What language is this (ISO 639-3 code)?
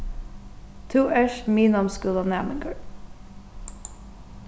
fao